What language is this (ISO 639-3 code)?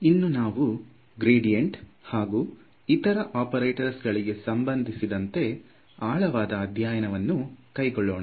kan